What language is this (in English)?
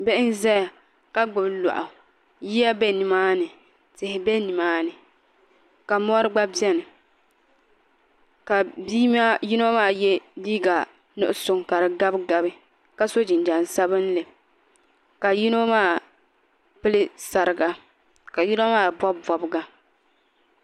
Dagbani